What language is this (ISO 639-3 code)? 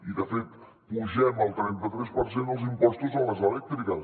cat